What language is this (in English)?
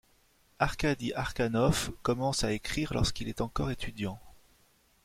French